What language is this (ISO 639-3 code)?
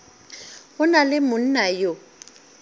nso